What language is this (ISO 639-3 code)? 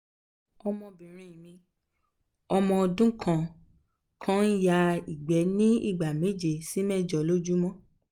yor